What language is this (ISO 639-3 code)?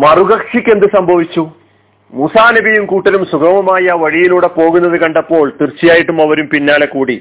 mal